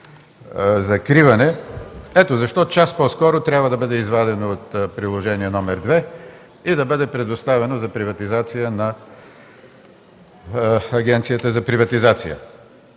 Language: Bulgarian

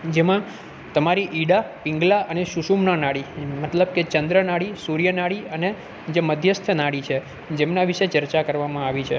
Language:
Gujarati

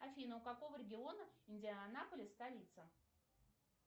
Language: Russian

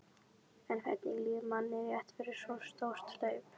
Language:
Icelandic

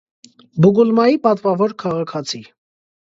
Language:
Armenian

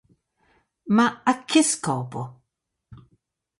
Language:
Italian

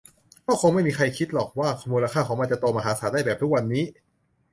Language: Thai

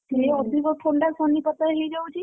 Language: Odia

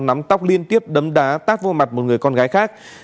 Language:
Vietnamese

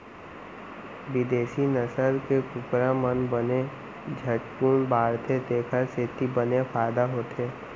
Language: Chhattisgarhi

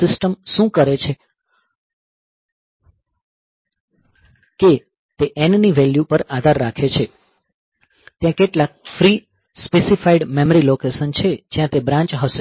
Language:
Gujarati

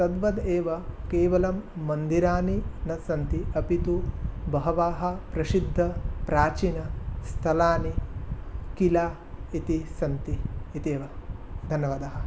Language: Sanskrit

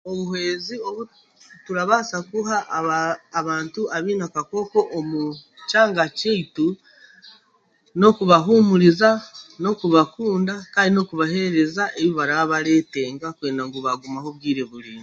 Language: Chiga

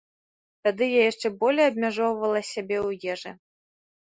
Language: Belarusian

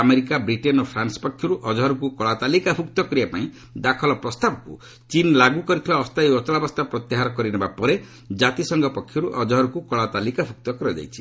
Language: Odia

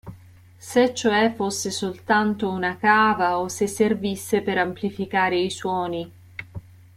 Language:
Italian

